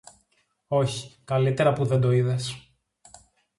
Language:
Greek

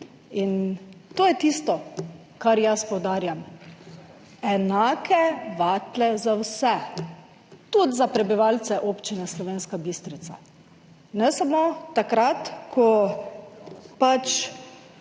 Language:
Slovenian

